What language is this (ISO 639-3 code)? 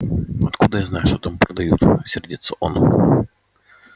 rus